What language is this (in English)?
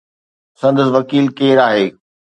Sindhi